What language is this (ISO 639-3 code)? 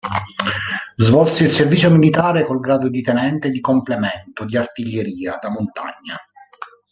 ita